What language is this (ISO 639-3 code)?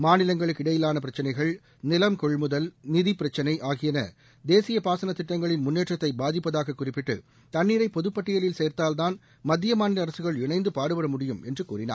tam